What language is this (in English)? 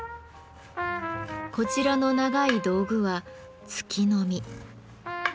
Japanese